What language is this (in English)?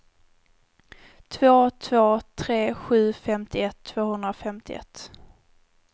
Swedish